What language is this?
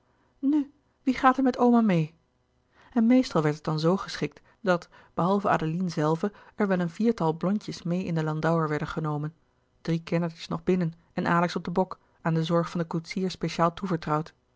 Dutch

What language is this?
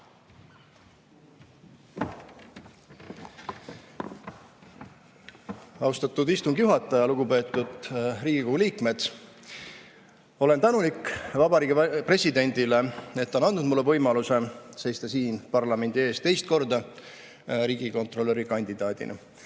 Estonian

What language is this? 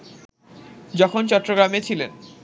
Bangla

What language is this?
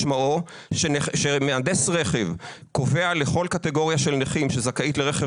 Hebrew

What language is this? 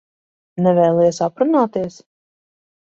Latvian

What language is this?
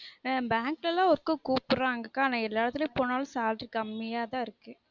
Tamil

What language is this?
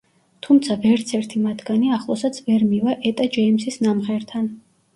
Georgian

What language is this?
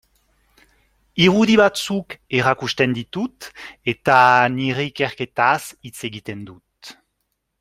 Basque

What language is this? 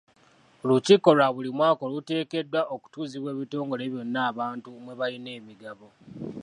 Ganda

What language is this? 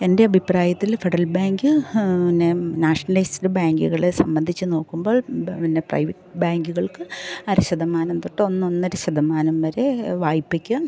Malayalam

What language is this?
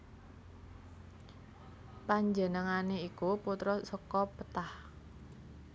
Javanese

